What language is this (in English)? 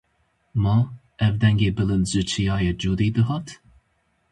Kurdish